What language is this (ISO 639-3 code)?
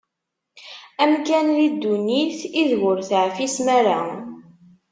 kab